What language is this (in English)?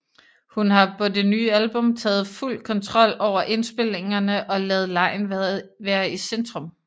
Danish